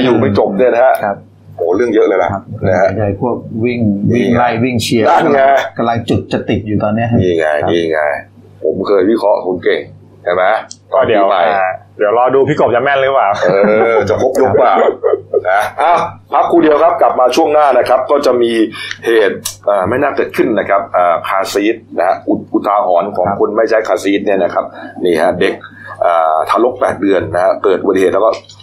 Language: Thai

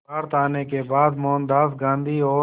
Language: Hindi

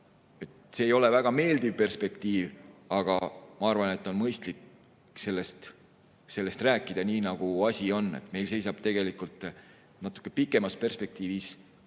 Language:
Estonian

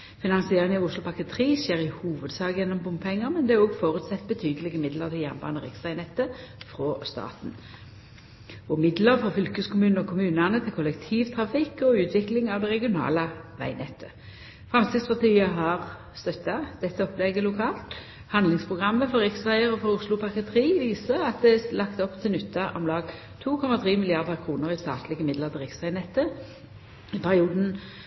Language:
Norwegian Nynorsk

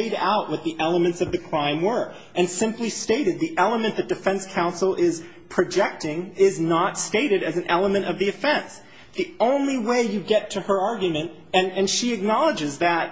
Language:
English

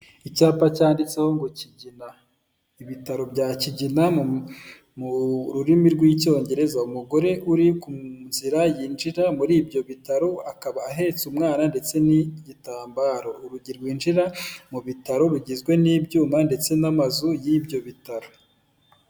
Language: Kinyarwanda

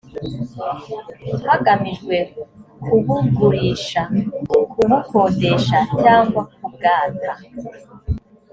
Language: Kinyarwanda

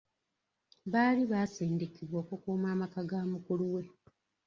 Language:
Ganda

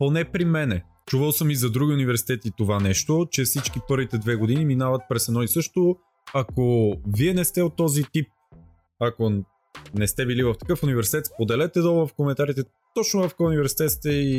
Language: Bulgarian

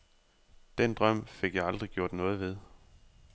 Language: Danish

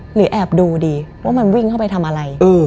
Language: Thai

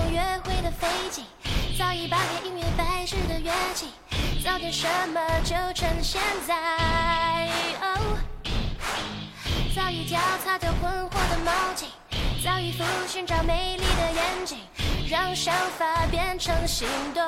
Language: Chinese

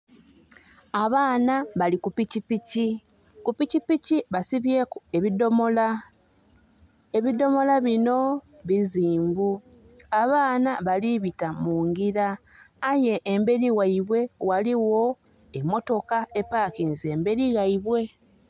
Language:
Soga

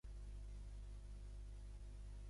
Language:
Catalan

